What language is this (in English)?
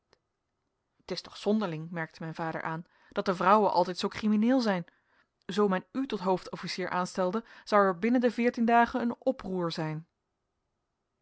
Dutch